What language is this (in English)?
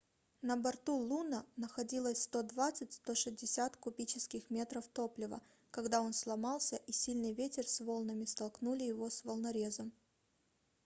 Russian